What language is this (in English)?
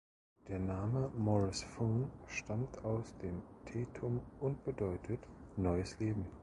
German